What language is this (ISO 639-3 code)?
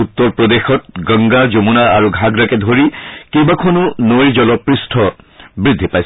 asm